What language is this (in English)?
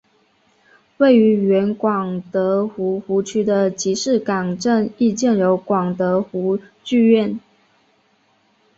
Chinese